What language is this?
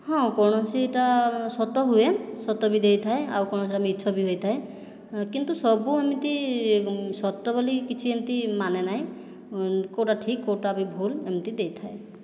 Odia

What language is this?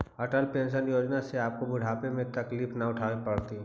Magahi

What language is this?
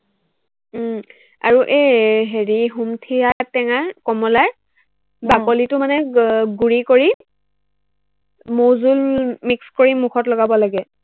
Assamese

